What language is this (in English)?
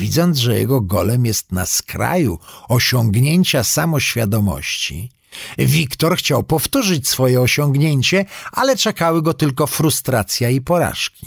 Polish